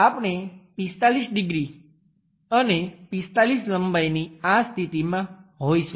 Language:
Gujarati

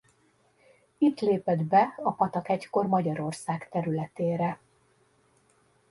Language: Hungarian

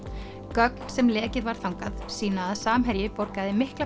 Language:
Icelandic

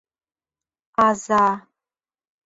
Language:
Mari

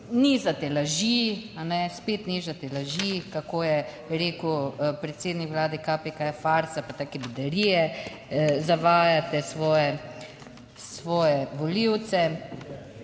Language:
Slovenian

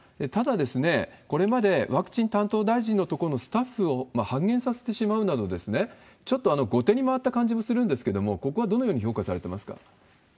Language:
Japanese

